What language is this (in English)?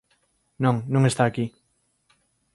Galician